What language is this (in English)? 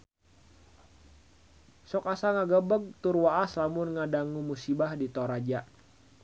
Sundanese